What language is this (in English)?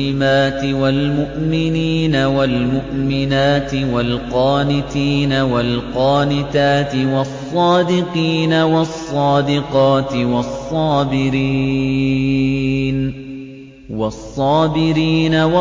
Arabic